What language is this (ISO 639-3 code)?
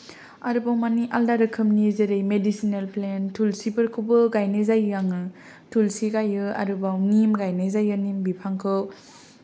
brx